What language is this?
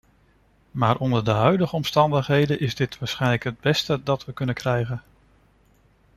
Dutch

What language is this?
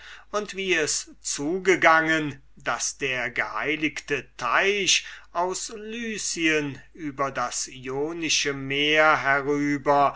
German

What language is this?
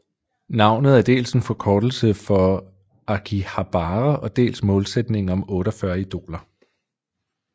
Danish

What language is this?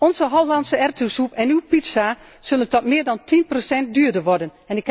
Dutch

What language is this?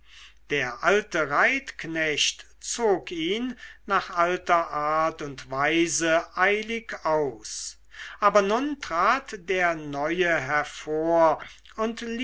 German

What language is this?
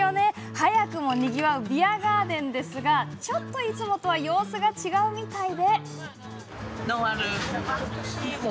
Japanese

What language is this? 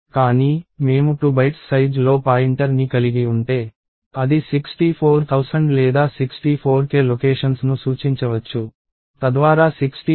Telugu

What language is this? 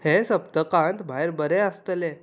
Konkani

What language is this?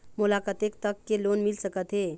Chhattisgarhi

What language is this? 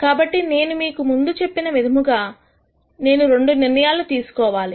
Telugu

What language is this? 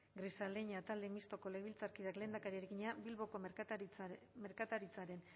Basque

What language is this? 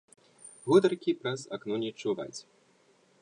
Belarusian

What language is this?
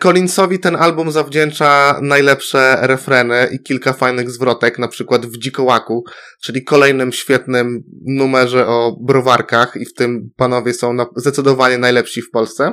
Polish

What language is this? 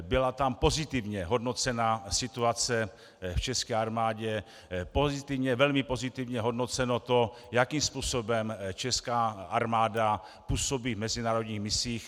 Czech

